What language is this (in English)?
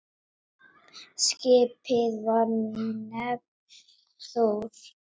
Icelandic